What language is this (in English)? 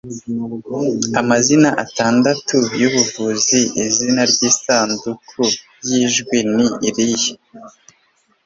Kinyarwanda